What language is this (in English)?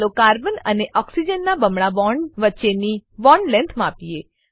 Gujarati